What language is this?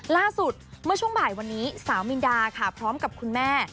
Thai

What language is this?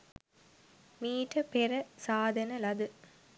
Sinhala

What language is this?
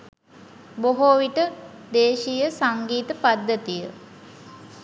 Sinhala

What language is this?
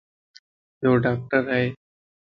Lasi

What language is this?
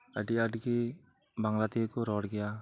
Santali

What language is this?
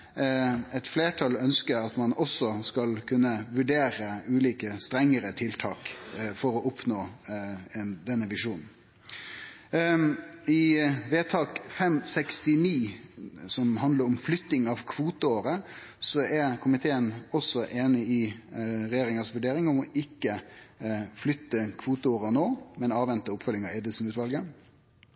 Norwegian Nynorsk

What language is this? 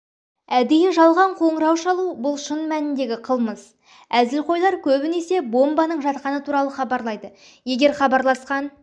Kazakh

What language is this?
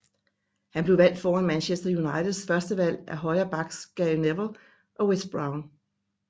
Danish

